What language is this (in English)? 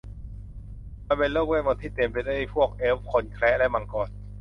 Thai